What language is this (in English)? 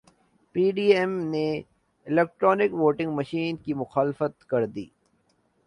Urdu